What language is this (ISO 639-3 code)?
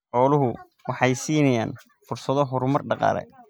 som